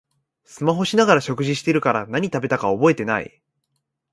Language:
Japanese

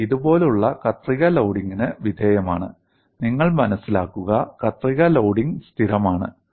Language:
Malayalam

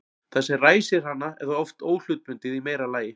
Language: Icelandic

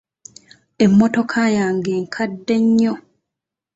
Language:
Ganda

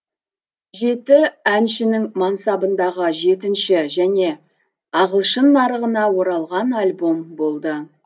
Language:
Kazakh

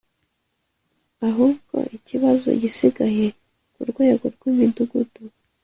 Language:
Kinyarwanda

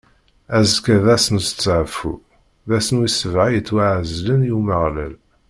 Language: Kabyle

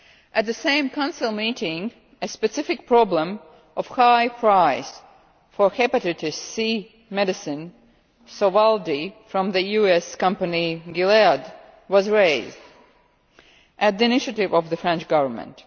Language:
English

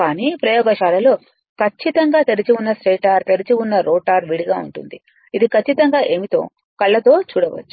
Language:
Telugu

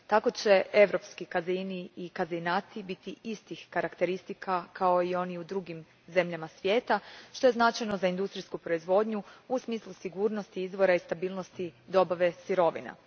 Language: Croatian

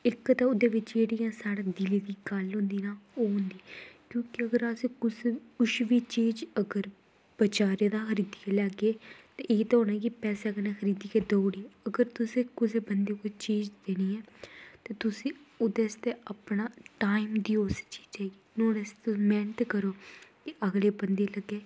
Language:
Dogri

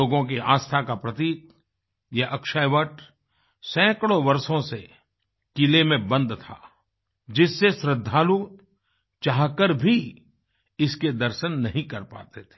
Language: Hindi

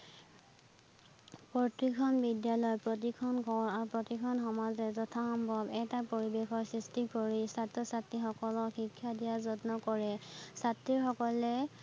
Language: Assamese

